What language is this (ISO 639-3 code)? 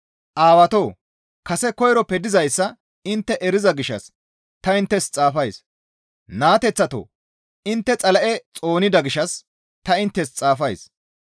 gmv